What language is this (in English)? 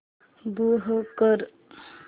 Marathi